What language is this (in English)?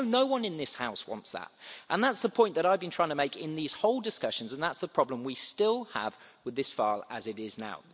English